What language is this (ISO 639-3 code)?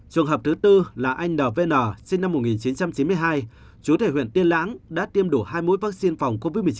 vie